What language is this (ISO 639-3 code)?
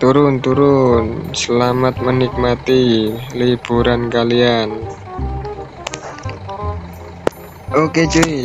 ind